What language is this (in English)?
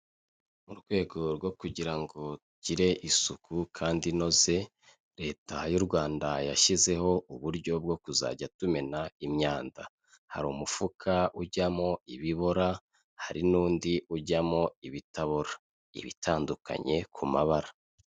Kinyarwanda